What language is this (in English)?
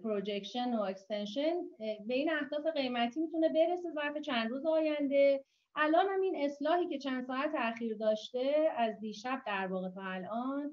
Persian